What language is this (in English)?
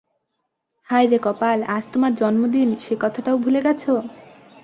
Bangla